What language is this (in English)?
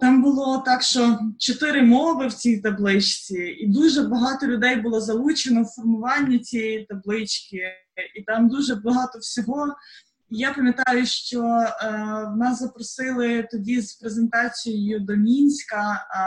Ukrainian